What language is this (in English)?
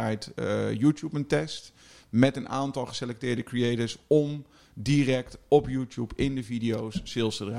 Dutch